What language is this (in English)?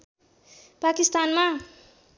Nepali